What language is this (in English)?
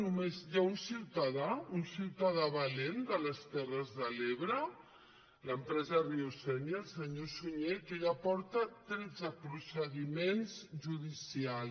Catalan